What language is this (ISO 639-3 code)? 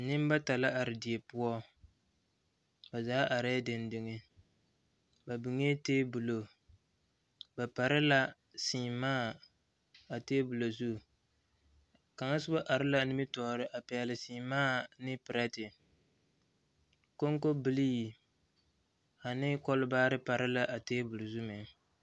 dga